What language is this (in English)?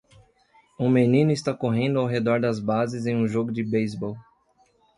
Portuguese